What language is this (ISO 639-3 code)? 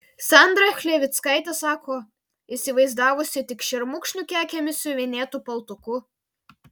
lit